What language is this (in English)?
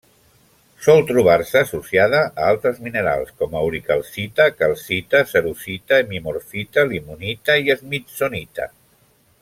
Catalan